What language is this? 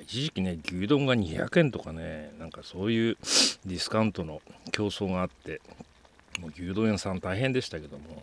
Japanese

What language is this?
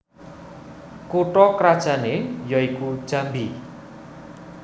Javanese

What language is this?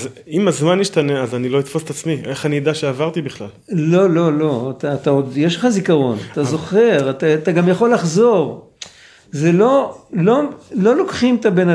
Hebrew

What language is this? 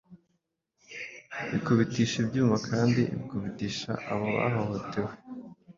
Kinyarwanda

